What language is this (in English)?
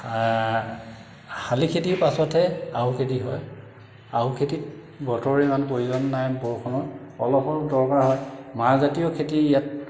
Assamese